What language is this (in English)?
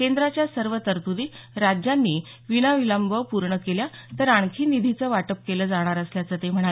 Marathi